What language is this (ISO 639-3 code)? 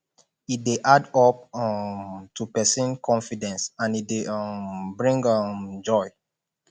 pcm